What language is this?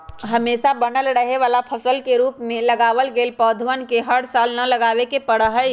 Magahi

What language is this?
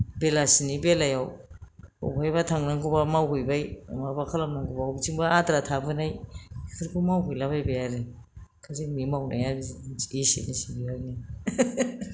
Bodo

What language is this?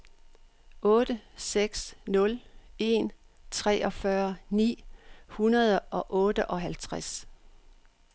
Danish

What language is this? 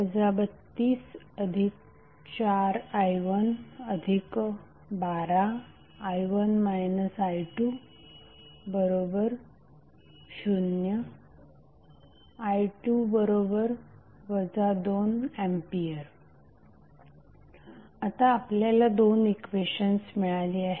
Marathi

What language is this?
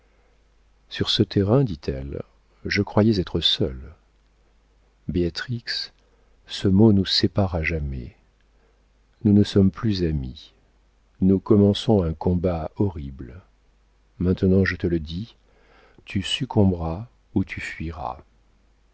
French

